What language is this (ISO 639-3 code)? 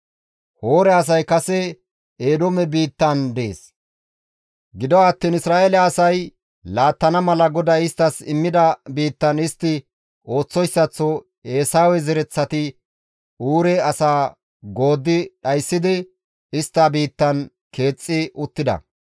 gmv